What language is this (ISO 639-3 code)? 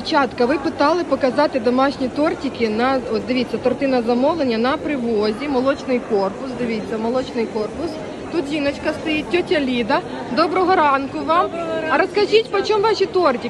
ukr